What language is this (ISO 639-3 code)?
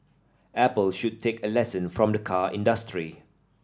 eng